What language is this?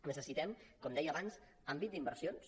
Catalan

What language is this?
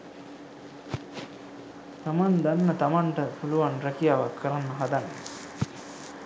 Sinhala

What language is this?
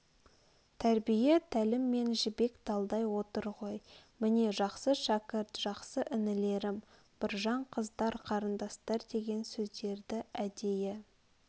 Kazakh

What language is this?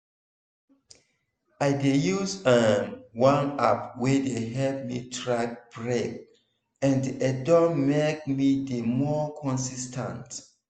Nigerian Pidgin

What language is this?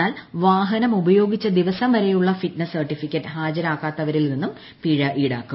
Malayalam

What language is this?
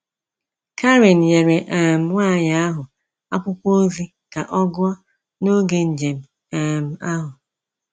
Igbo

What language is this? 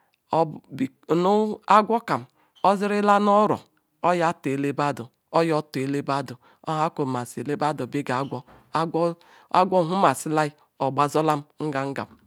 Ikwere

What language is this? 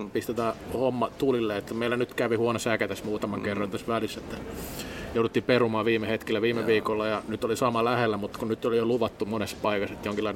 Finnish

